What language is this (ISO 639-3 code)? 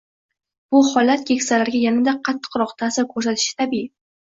uzb